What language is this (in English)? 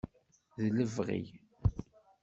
Kabyle